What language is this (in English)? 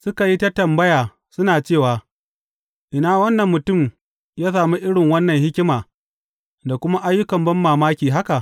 Hausa